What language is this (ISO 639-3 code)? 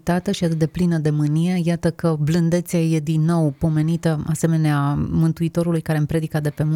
ron